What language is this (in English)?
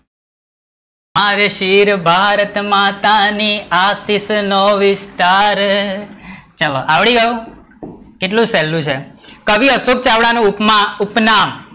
Gujarati